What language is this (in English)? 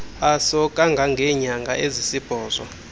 Xhosa